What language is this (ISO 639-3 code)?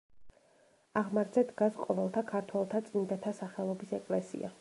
kat